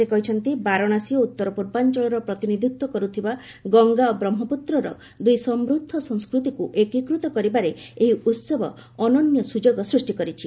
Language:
Odia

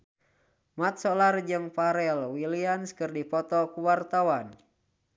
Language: Sundanese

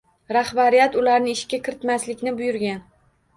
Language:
Uzbek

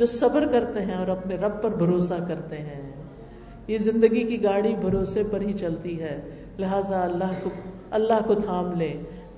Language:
Urdu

